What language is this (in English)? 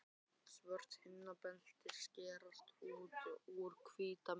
Icelandic